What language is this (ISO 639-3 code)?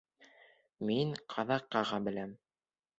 bak